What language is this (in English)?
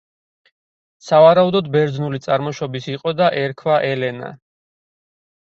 Georgian